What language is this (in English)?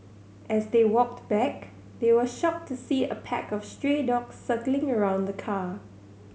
English